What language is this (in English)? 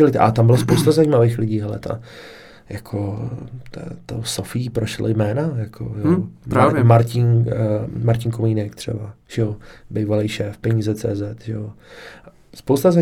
Czech